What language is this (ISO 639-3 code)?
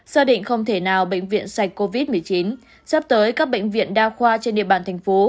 vie